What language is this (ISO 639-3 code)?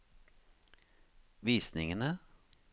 nor